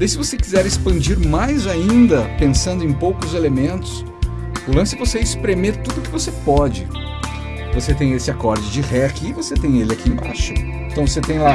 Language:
Portuguese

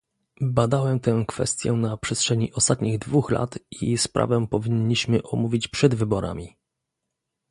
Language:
Polish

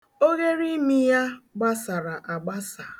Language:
Igbo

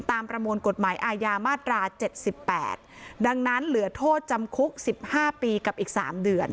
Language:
Thai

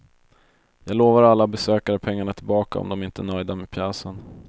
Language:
Swedish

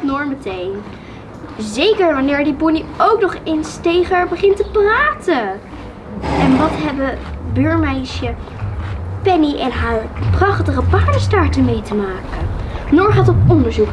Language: Dutch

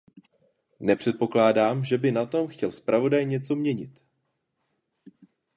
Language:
Czech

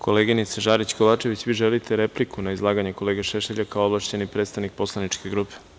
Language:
Serbian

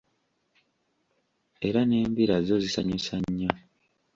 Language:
Ganda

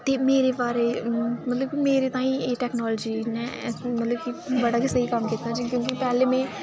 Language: Dogri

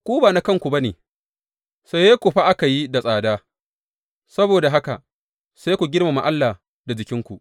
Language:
Hausa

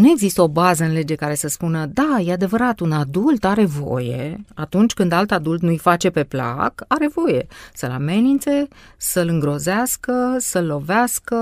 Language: Romanian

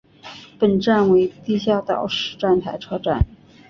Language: Chinese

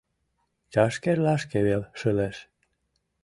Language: Mari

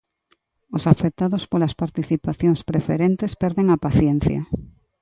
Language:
Galician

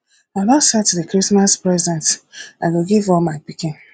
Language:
Nigerian Pidgin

